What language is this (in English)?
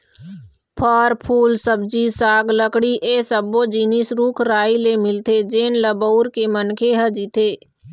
Chhattisgarhi